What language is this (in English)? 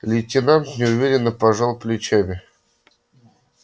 Russian